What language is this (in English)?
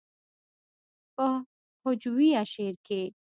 Pashto